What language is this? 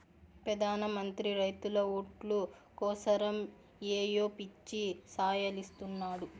Telugu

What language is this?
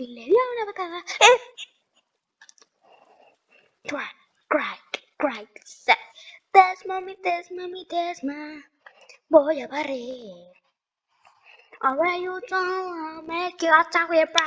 Spanish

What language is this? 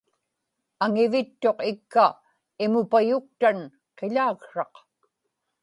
Inupiaq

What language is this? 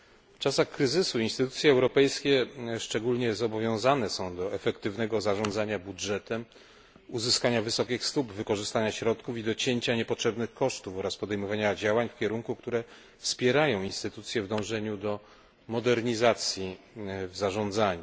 Polish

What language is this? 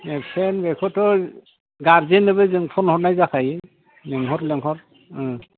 Bodo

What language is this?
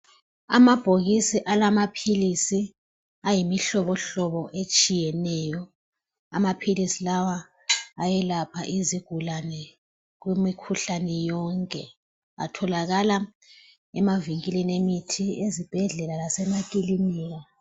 North Ndebele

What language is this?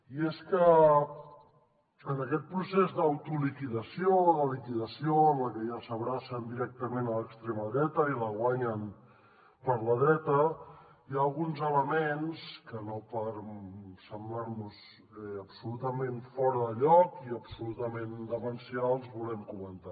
Catalan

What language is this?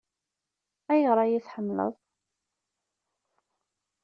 Kabyle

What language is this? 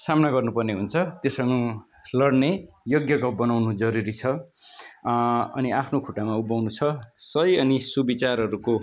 Nepali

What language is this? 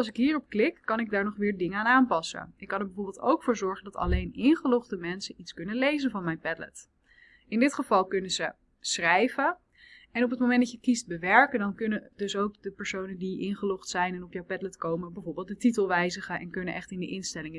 Dutch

